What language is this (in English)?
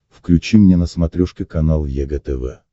Russian